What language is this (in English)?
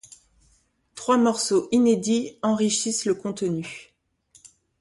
French